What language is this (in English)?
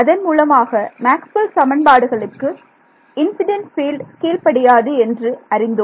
Tamil